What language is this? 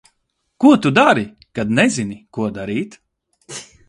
Latvian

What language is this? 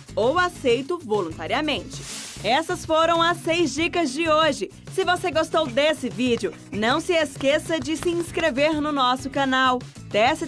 Portuguese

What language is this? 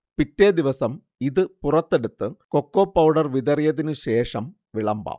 Malayalam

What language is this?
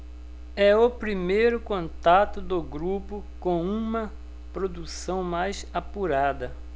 Portuguese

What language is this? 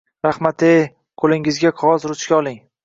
Uzbek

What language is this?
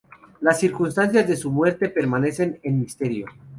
Spanish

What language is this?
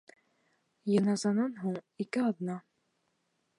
Bashkir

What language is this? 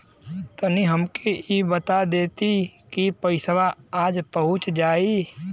Bhojpuri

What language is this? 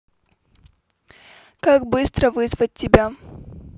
Russian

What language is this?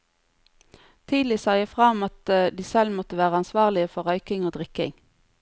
Norwegian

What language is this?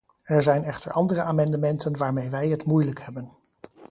Dutch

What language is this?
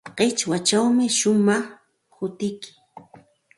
Santa Ana de Tusi Pasco Quechua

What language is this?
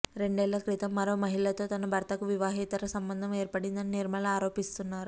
Telugu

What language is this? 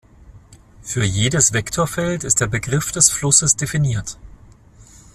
German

